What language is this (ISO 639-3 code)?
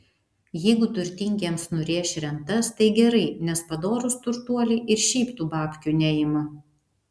lit